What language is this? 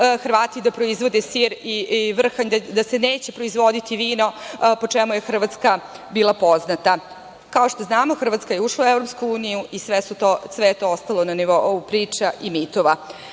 Serbian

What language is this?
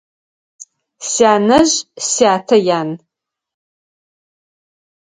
Adyghe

